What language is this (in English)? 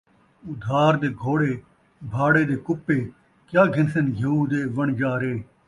Saraiki